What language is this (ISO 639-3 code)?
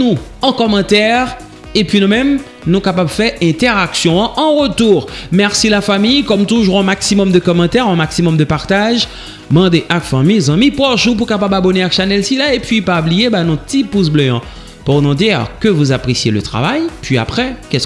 fra